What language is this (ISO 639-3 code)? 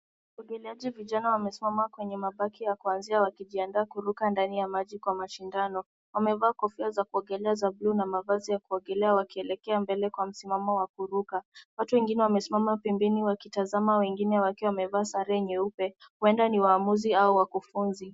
swa